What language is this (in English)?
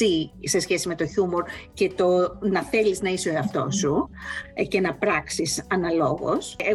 Greek